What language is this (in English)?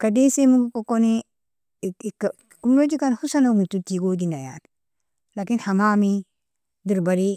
Nobiin